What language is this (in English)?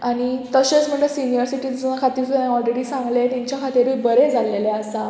Konkani